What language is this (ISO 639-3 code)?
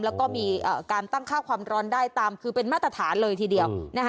tha